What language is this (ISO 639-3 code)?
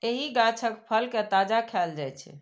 mai